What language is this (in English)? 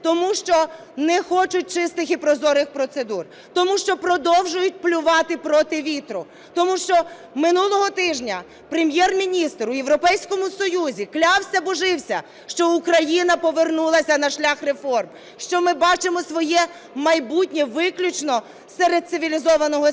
Ukrainian